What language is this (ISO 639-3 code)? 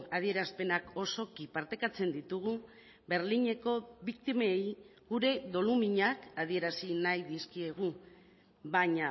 eus